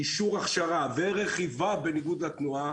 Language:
Hebrew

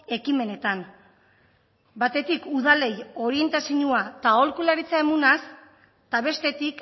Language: Basque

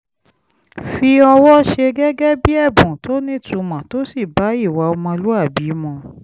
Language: Yoruba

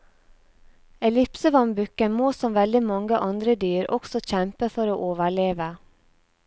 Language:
Norwegian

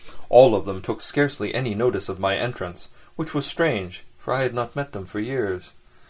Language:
English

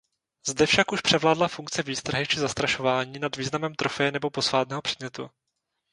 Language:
Czech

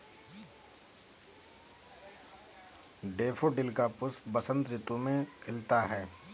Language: Hindi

